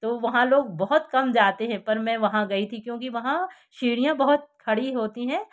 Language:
Hindi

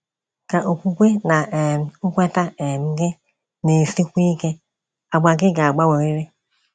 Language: Igbo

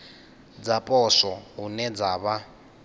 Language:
Venda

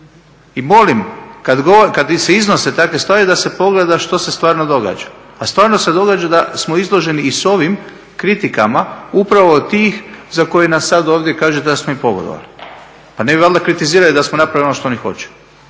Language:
Croatian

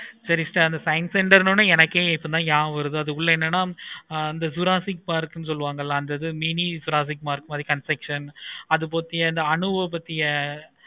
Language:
Tamil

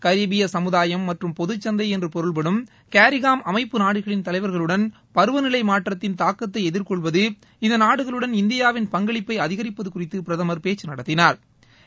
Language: Tamil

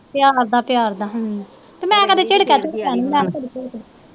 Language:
Punjabi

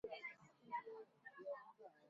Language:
Chinese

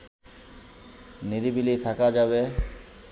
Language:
Bangla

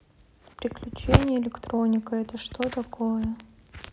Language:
Russian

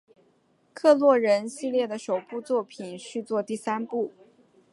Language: Chinese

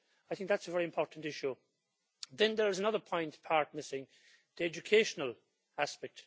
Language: English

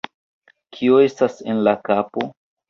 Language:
Esperanto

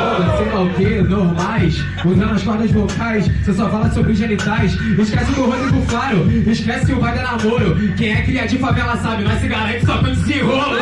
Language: Portuguese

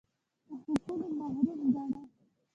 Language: Pashto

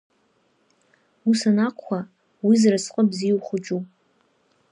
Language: Abkhazian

